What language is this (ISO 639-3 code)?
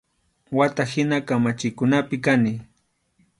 qxu